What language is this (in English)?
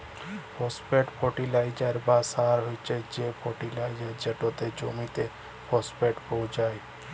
Bangla